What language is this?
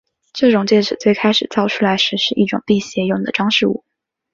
Chinese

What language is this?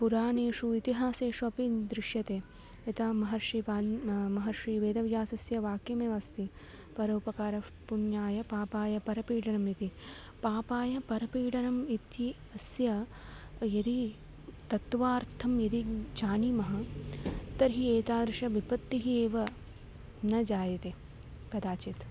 Sanskrit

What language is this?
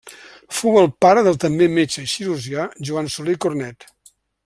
Catalan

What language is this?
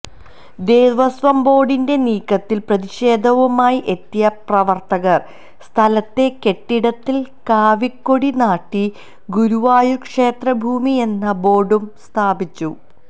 Malayalam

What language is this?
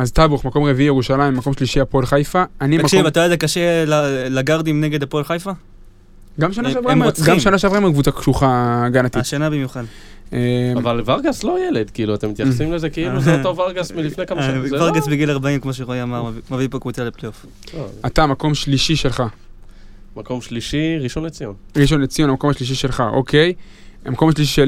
Hebrew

